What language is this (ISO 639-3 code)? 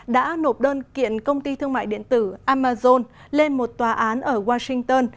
vie